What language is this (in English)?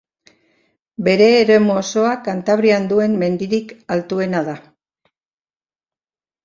Basque